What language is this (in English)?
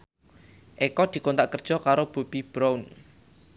Javanese